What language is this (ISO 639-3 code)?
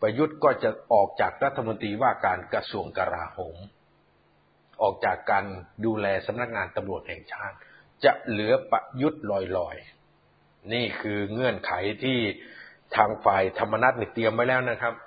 tha